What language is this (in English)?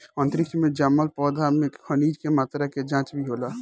Bhojpuri